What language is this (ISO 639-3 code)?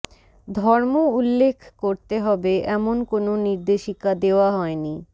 ben